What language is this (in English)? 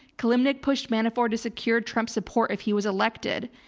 English